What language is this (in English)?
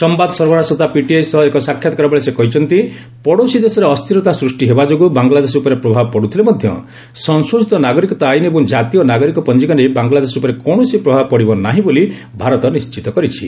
Odia